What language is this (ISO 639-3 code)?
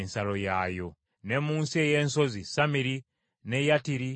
lug